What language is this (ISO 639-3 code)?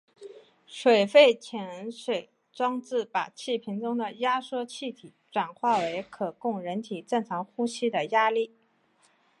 zho